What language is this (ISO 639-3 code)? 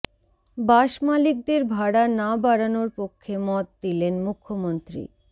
ben